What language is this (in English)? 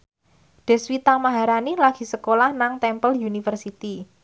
Javanese